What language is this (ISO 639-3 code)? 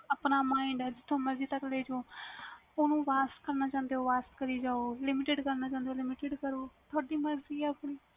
pan